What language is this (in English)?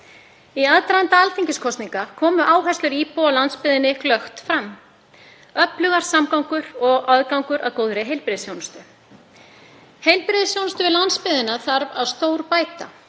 Icelandic